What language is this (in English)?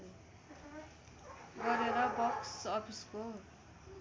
Nepali